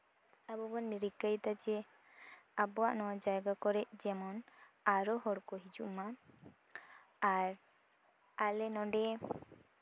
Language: Santali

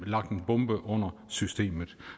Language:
Danish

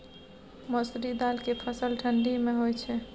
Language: Maithili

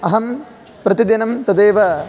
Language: Sanskrit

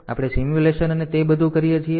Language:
Gujarati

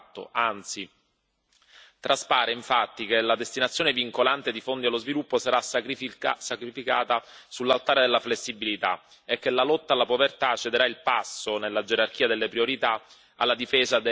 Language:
Italian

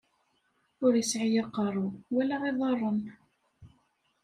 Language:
Kabyle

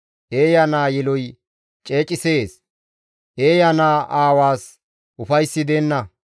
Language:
Gamo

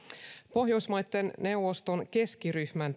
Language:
Finnish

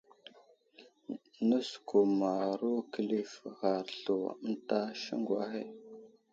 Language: Wuzlam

